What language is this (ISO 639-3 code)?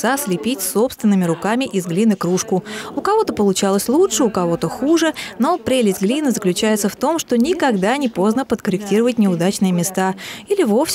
rus